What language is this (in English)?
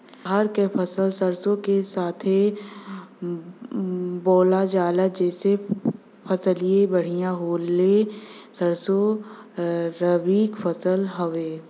Bhojpuri